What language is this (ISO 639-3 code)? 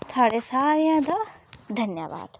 doi